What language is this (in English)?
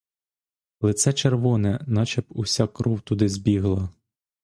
Ukrainian